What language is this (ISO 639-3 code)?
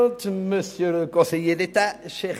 gsw